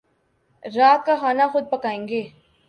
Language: Urdu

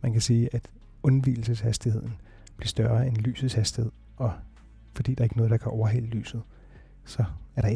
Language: Danish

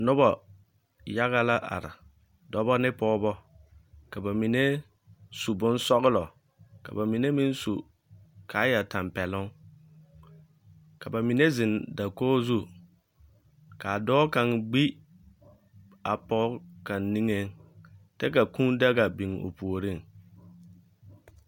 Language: Southern Dagaare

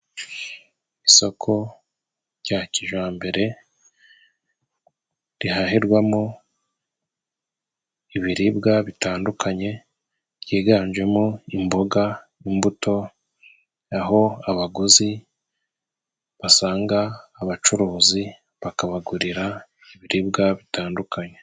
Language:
Kinyarwanda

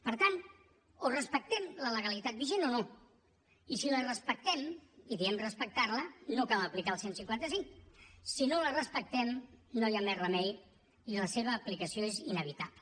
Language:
Catalan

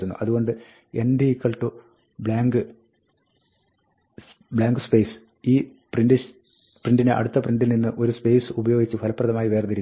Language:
Malayalam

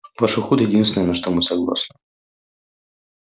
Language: Russian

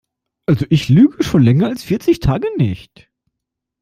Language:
German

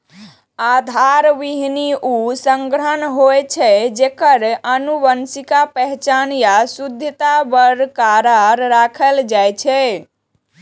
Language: Maithili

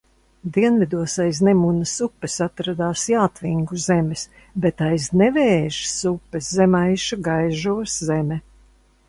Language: Latvian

